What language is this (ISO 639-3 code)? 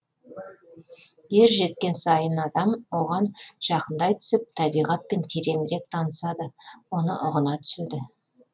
kaz